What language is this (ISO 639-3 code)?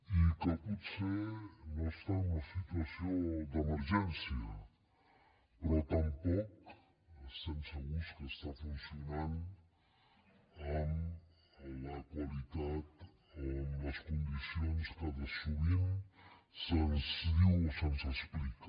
cat